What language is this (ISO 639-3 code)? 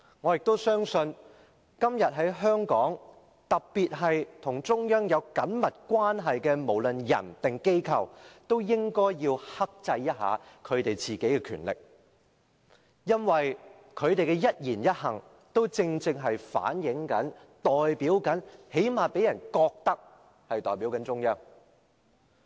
yue